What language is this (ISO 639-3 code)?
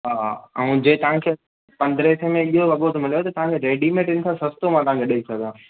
snd